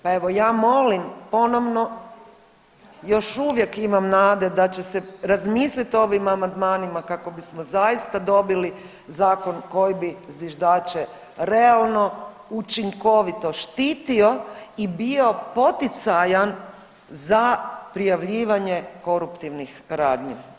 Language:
Croatian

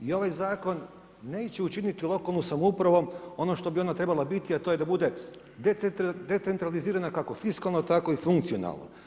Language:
Croatian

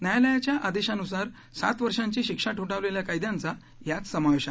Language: Marathi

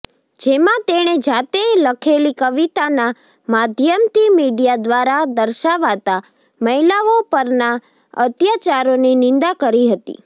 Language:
Gujarati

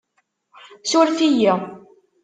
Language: Kabyle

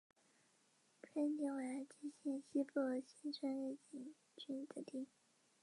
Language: Chinese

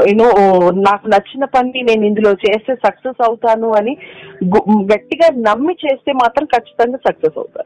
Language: Telugu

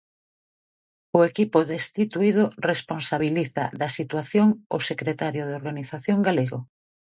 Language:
Galician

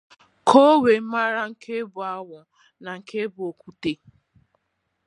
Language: Igbo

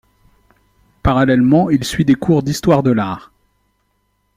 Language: French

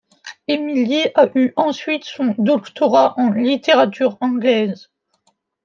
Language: French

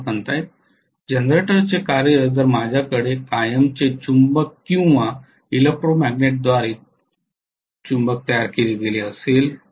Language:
Marathi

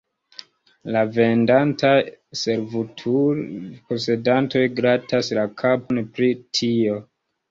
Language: Esperanto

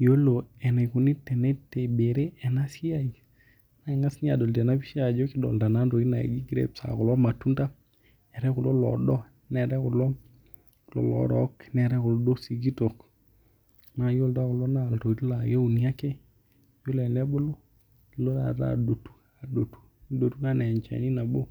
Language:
Masai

